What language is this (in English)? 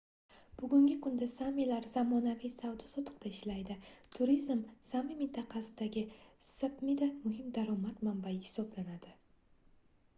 Uzbek